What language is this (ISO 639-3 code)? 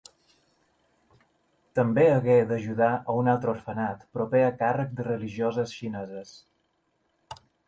cat